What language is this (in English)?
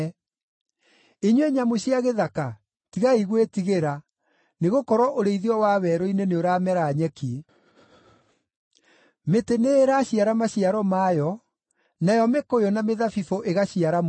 Kikuyu